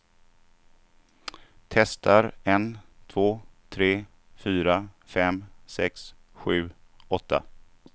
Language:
Swedish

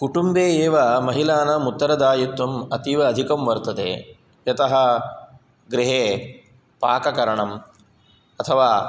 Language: Sanskrit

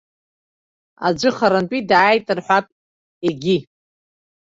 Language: Abkhazian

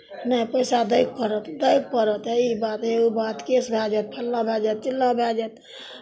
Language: Maithili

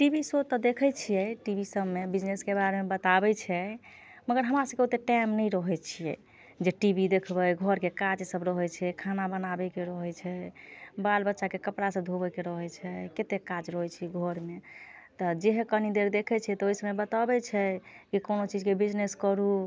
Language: Maithili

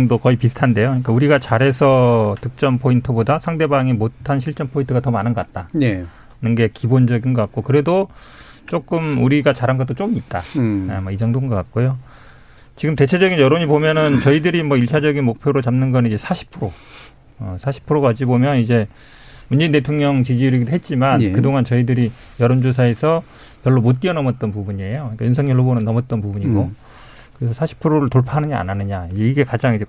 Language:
Korean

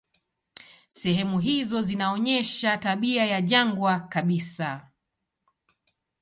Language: Swahili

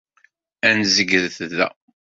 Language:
Kabyle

